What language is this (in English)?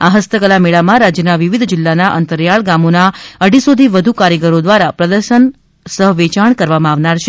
Gujarati